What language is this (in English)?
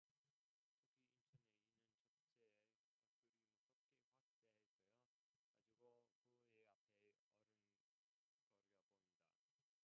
Korean